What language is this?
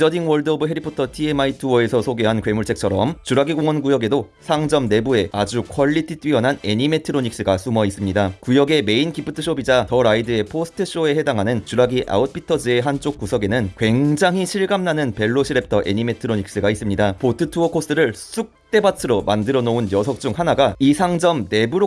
Korean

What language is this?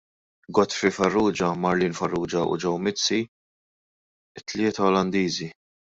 Maltese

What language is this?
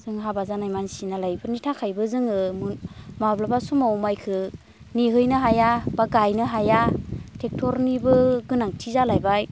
Bodo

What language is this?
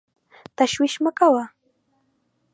Pashto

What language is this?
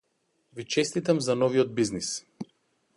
Macedonian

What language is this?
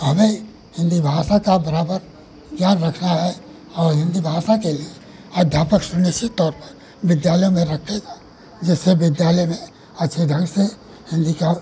Hindi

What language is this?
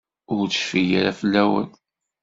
Kabyle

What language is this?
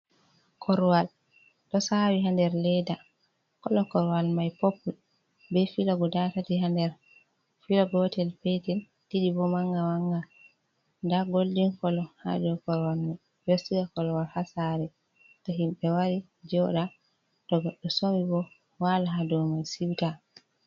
Fula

